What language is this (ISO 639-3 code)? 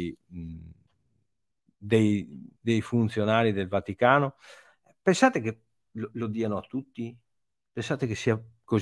ita